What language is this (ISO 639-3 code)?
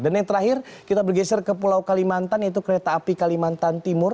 ind